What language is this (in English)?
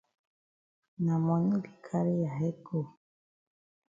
Cameroon Pidgin